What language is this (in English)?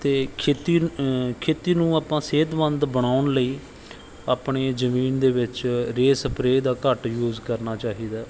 Punjabi